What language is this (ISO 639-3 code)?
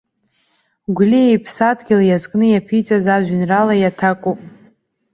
abk